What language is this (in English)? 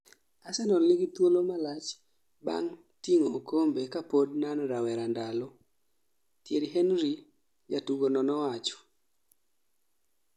Luo (Kenya and Tanzania)